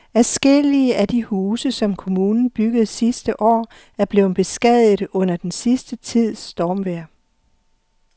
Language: Danish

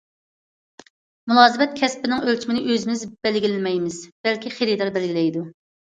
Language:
Uyghur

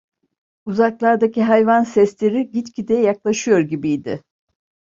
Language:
Turkish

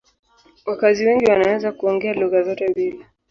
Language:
Swahili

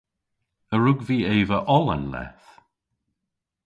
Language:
Cornish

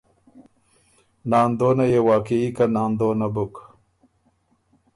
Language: Ormuri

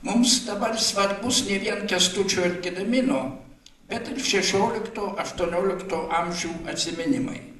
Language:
Lithuanian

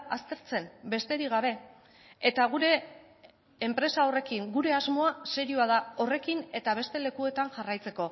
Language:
Basque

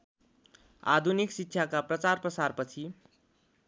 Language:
Nepali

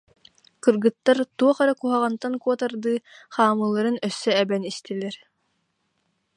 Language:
Yakut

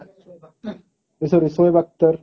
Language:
Odia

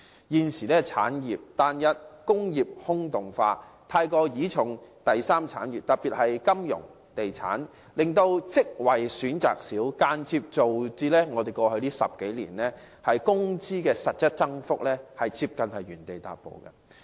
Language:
Cantonese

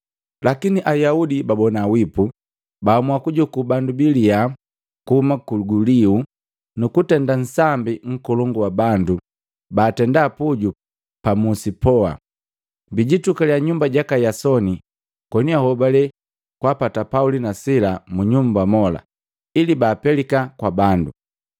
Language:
Matengo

